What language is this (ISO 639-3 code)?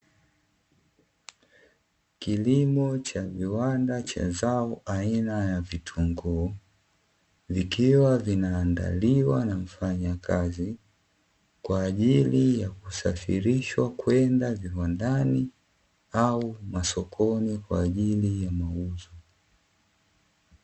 swa